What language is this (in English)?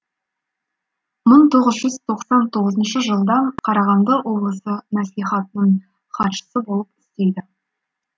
Kazakh